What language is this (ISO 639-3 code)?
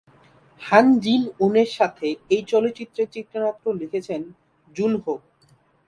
ben